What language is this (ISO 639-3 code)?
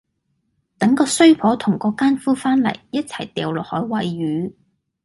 yue